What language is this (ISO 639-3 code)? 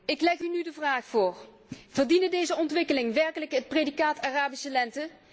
nld